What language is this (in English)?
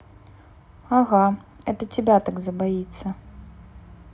Russian